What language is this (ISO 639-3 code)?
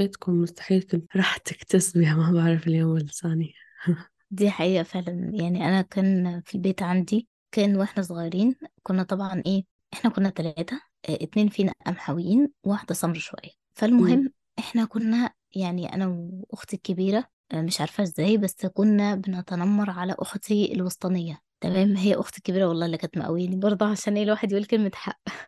ara